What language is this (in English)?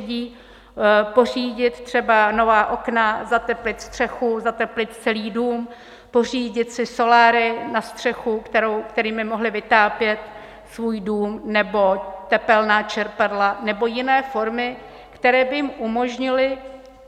Czech